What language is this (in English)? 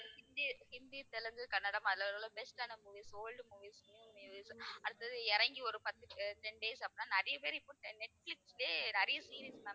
Tamil